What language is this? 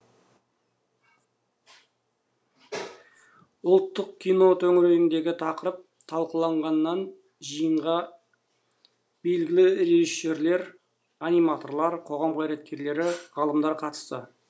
Kazakh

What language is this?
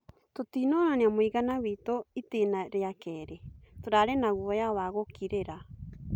Kikuyu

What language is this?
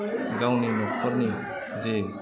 Bodo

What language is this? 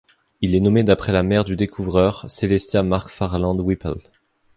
French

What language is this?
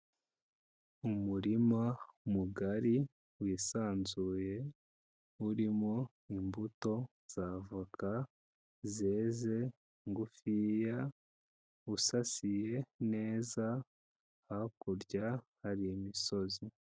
Kinyarwanda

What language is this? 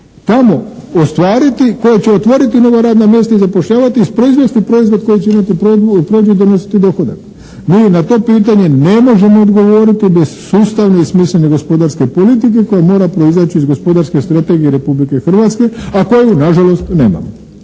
Croatian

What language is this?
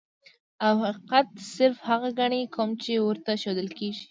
Pashto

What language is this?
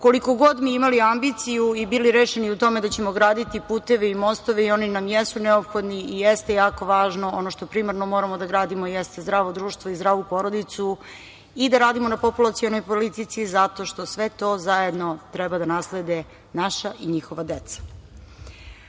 Serbian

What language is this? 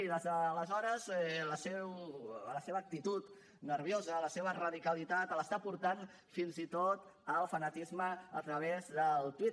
Catalan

